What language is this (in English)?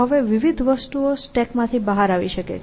Gujarati